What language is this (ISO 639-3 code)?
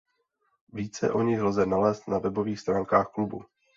ces